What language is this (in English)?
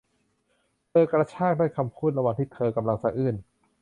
Thai